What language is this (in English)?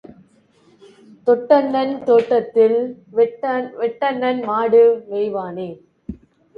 Tamil